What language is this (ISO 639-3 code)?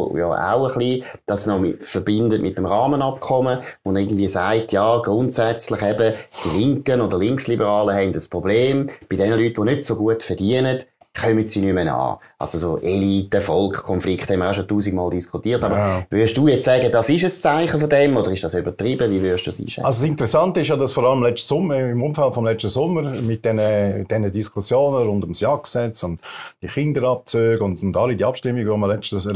deu